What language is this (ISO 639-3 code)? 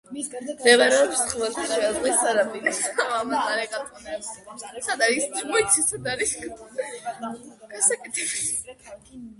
kat